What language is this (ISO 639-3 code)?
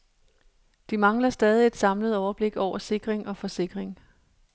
dan